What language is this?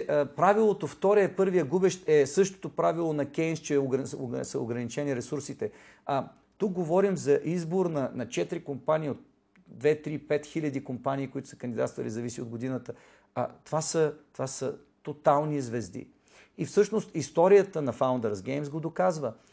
Bulgarian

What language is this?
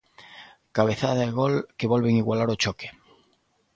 Galician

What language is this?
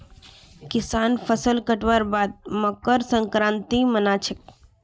Magahi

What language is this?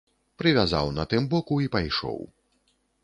Belarusian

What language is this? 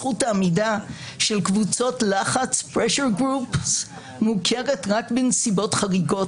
Hebrew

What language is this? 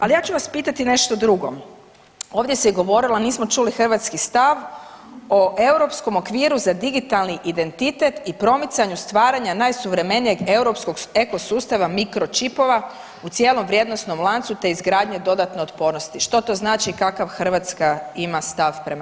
Croatian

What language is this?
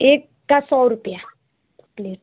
Hindi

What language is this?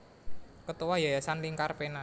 Javanese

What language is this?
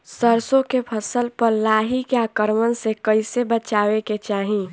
Bhojpuri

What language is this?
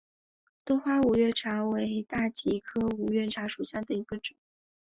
Chinese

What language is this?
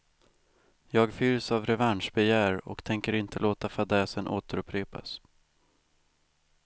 Swedish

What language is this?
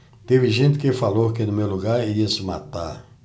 Portuguese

